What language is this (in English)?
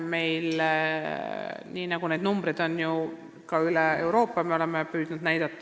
Estonian